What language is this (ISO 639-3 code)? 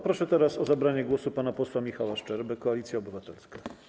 pol